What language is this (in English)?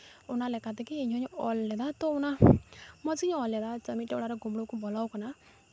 Santali